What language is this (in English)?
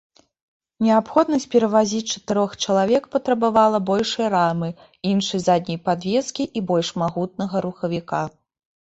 Belarusian